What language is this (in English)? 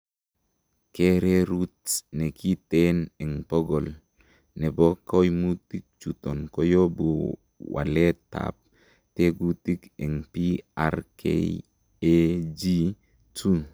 Kalenjin